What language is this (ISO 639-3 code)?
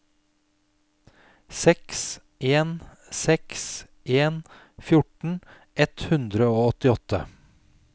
nor